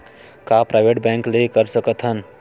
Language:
Chhattisgarhi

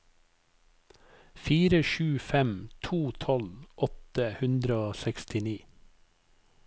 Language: Norwegian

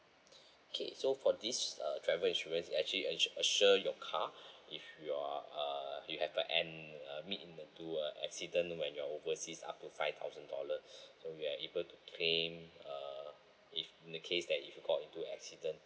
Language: English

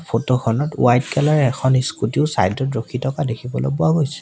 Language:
Assamese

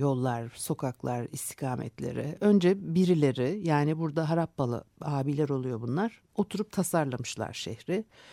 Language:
Turkish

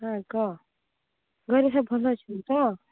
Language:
Odia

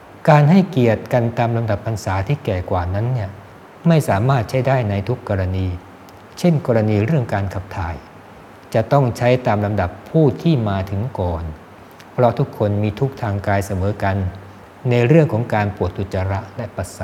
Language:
Thai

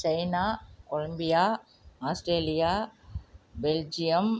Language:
Tamil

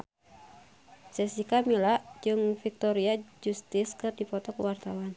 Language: Sundanese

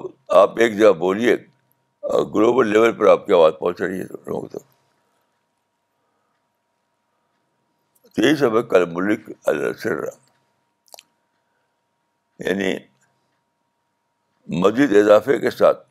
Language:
Urdu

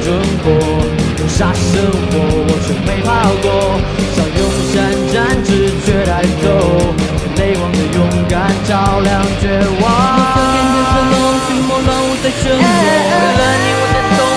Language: Chinese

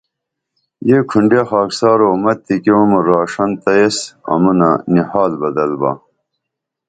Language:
Dameli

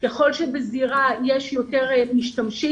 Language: Hebrew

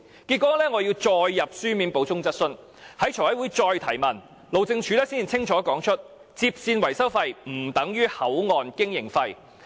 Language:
Cantonese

